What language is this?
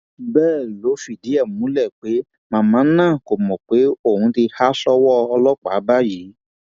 Yoruba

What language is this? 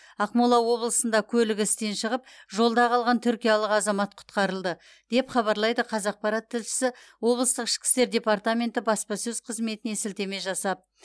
Kazakh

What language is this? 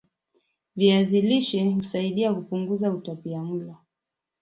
Swahili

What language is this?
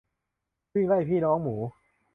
Thai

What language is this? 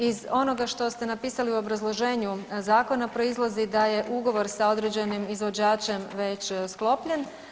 Croatian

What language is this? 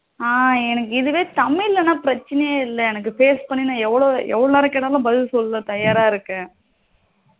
Tamil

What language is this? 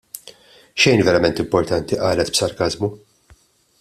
Maltese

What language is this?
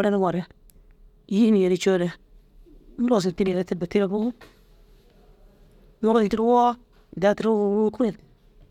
Dazaga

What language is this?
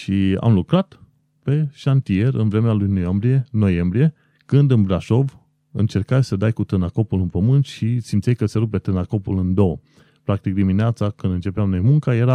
Romanian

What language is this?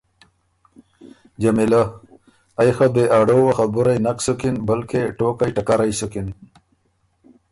Ormuri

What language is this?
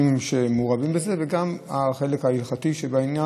Hebrew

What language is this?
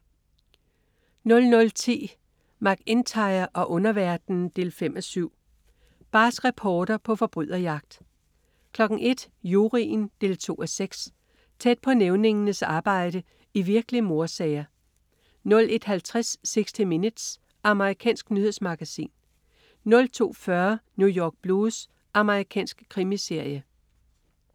Danish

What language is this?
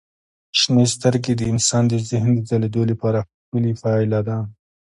Pashto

